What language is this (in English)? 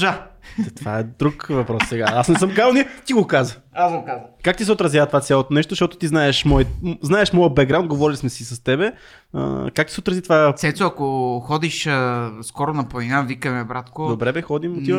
Bulgarian